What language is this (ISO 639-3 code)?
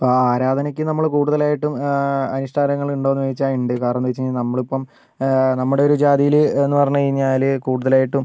mal